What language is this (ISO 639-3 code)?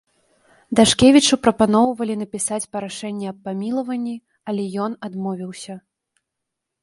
bel